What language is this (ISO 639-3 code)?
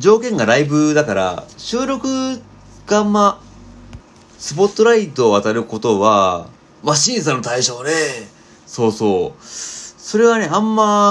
jpn